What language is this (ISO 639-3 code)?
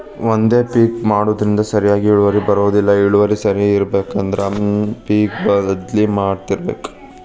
kan